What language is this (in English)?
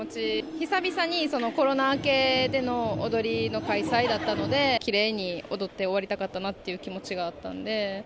Japanese